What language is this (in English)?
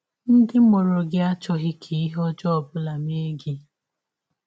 Igbo